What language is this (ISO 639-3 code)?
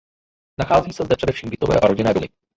ces